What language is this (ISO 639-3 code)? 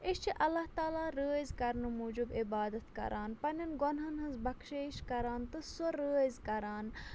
kas